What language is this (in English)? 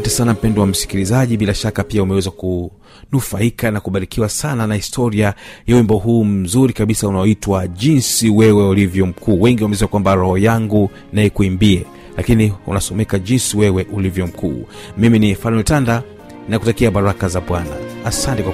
Swahili